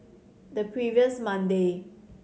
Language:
English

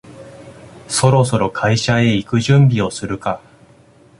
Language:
Japanese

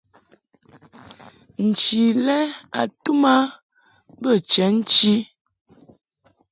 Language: Mungaka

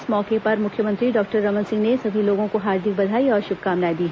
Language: Hindi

